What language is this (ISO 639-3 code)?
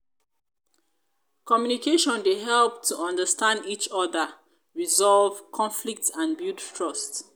pcm